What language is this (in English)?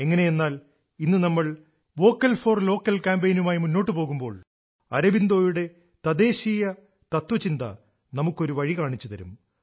Malayalam